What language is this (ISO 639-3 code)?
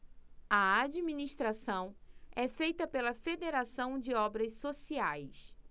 por